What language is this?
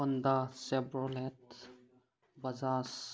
Manipuri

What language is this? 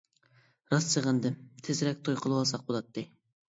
Uyghur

